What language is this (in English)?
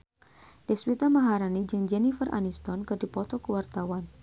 Sundanese